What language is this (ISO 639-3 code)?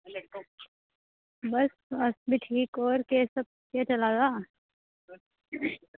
doi